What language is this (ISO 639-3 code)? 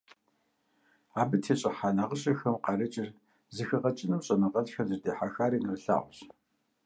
kbd